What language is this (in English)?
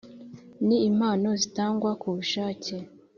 Kinyarwanda